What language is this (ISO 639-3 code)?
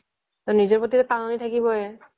asm